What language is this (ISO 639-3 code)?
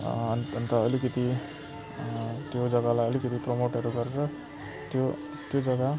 nep